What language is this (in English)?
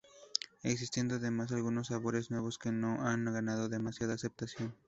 Spanish